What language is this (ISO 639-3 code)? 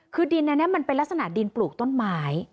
tha